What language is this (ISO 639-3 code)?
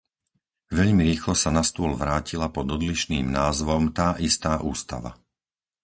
slk